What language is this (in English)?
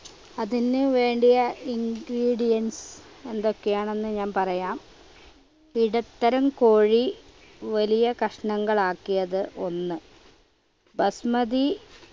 Malayalam